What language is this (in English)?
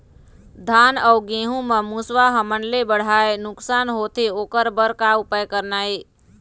Chhattisgarhi